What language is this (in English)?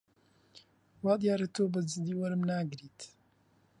Central Kurdish